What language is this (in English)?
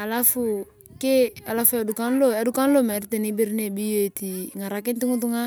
Turkana